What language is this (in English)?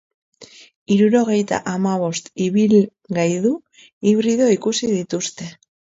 Basque